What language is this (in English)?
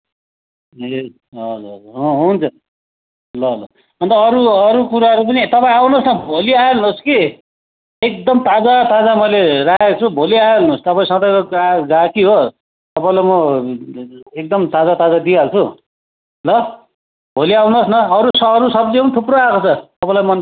Nepali